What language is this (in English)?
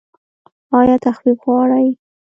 Pashto